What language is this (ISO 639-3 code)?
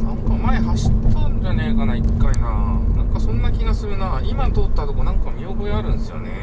jpn